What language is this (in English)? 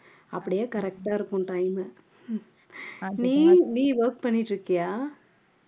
Tamil